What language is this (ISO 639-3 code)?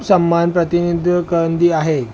snd